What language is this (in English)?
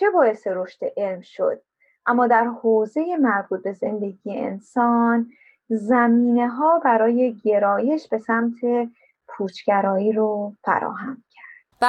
Persian